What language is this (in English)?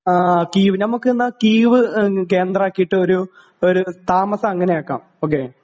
Malayalam